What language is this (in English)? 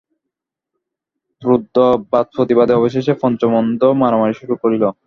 Bangla